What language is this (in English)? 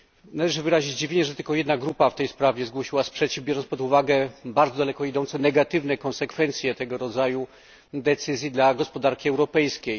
Polish